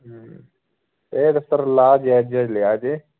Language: Punjabi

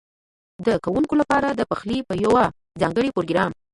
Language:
Pashto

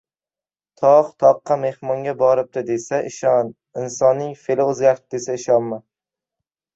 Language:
Uzbek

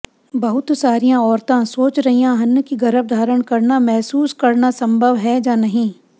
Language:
Punjabi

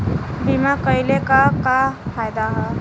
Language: Bhojpuri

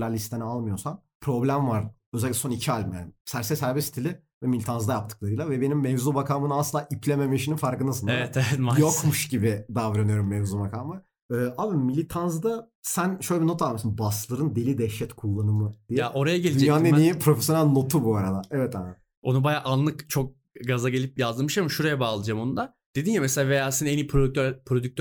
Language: Turkish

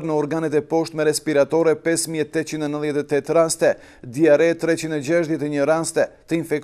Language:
Romanian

